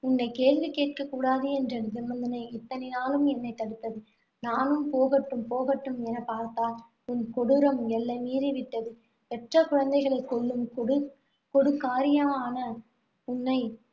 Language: Tamil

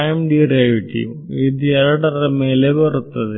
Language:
Kannada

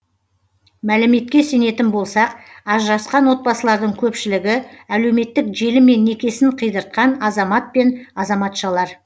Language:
Kazakh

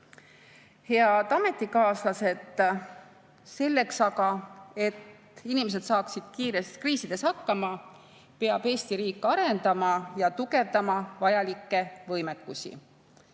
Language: Estonian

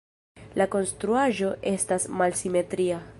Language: Esperanto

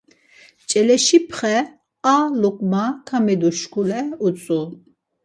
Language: Laz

